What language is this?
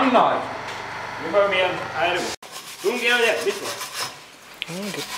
Swedish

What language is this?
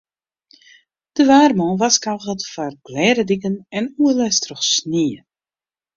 Western Frisian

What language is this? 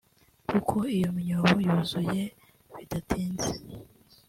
Kinyarwanda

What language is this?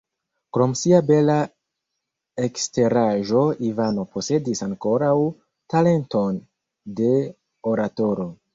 Esperanto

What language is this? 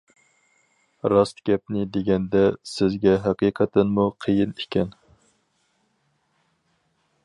Uyghur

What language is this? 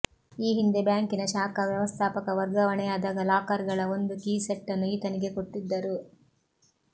Kannada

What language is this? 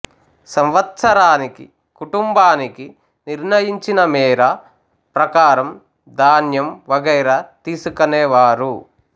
Telugu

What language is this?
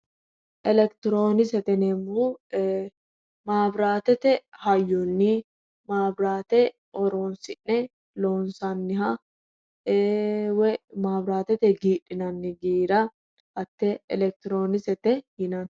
Sidamo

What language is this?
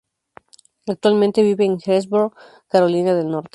Spanish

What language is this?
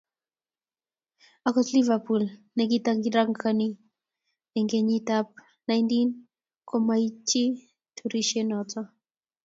Kalenjin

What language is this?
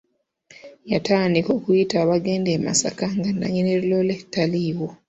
Ganda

